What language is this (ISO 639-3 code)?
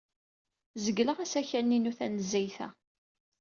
kab